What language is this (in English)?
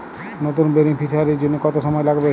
Bangla